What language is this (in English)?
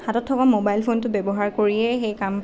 Assamese